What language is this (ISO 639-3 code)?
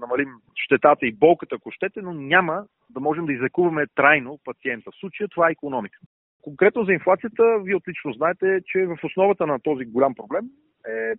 bul